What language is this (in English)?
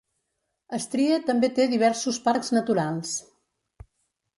Catalan